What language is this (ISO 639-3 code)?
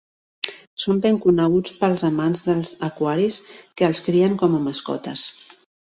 cat